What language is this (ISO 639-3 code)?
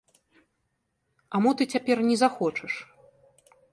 bel